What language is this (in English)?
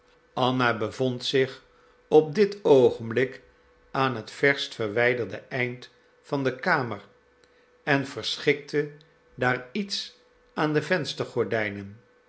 Dutch